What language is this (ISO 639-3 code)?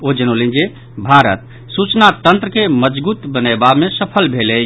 mai